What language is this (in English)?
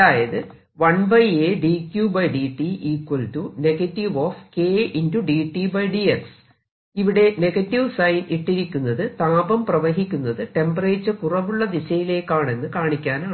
Malayalam